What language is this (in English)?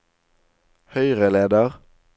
Norwegian